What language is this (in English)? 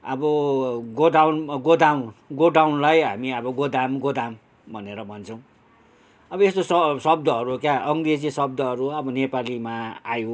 Nepali